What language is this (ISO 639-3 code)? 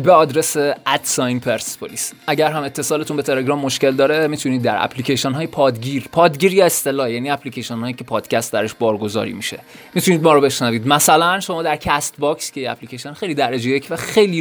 fas